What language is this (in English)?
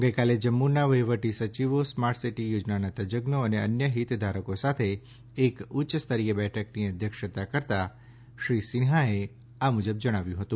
Gujarati